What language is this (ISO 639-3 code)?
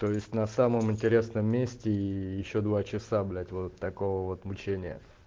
rus